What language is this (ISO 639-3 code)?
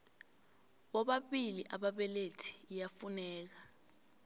nbl